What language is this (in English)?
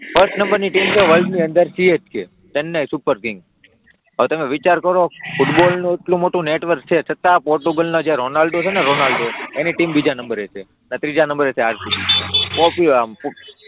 Gujarati